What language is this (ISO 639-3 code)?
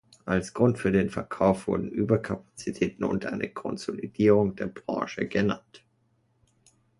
deu